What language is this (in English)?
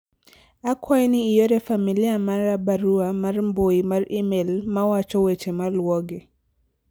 Luo (Kenya and Tanzania)